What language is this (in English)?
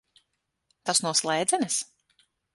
Latvian